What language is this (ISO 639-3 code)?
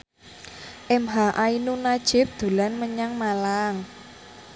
jav